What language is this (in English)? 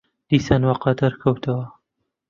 Central Kurdish